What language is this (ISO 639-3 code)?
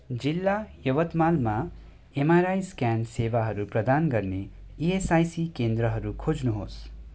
nep